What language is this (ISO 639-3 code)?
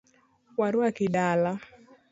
luo